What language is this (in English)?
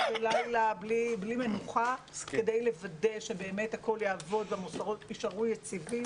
Hebrew